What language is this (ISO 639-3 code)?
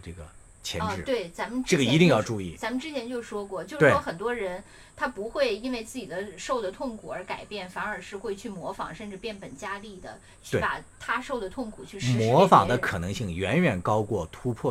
zho